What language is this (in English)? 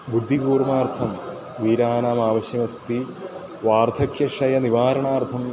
Sanskrit